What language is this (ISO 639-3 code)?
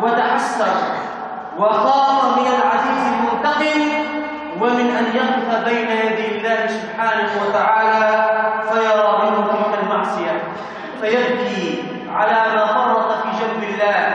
ara